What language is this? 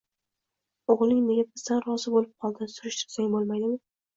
Uzbek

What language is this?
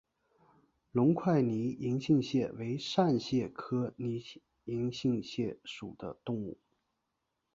Chinese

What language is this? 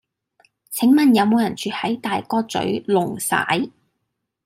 Cantonese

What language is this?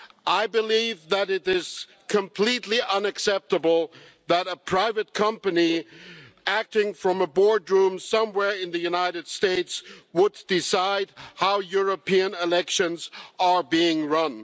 English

